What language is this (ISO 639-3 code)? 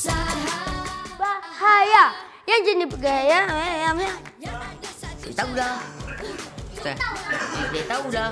ind